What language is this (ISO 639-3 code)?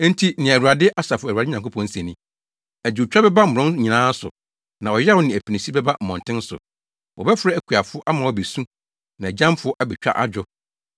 aka